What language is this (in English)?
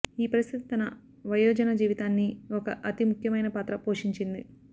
Telugu